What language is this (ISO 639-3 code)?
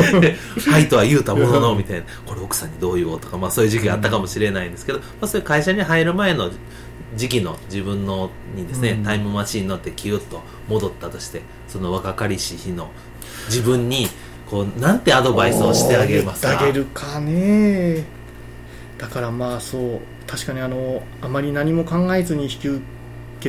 jpn